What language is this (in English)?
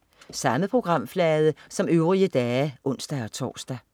Danish